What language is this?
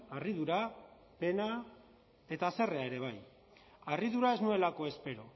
Basque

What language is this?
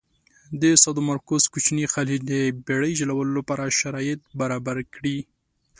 Pashto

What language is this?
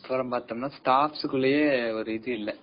Tamil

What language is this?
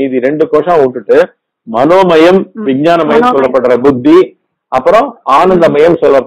Korean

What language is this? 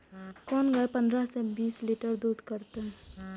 Maithili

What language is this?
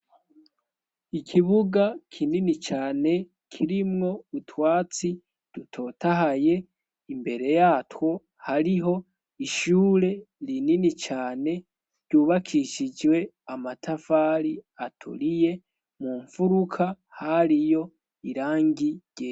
Rundi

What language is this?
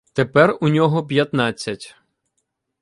Ukrainian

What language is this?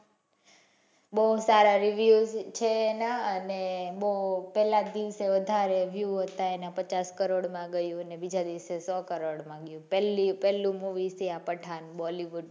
Gujarati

